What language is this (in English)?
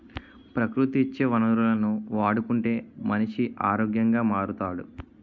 Telugu